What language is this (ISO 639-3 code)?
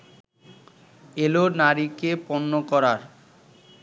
ben